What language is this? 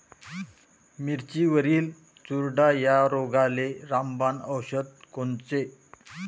Marathi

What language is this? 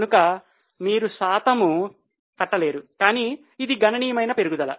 Telugu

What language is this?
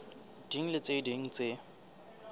Southern Sotho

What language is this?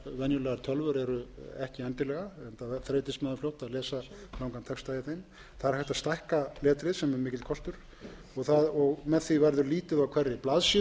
Icelandic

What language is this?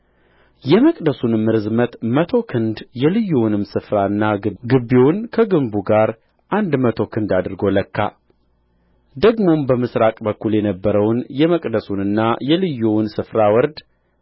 Amharic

